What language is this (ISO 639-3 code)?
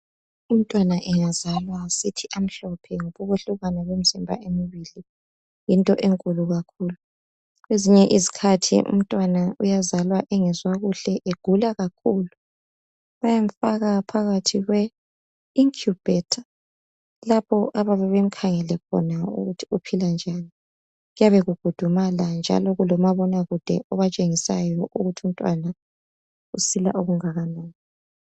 nde